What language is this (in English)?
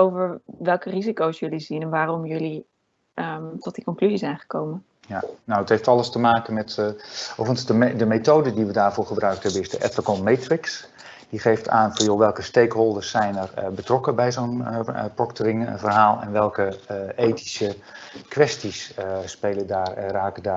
Dutch